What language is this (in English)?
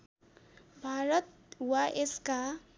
Nepali